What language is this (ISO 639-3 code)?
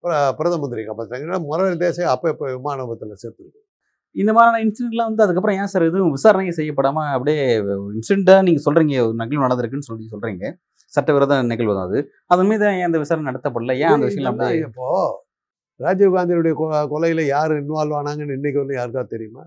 tam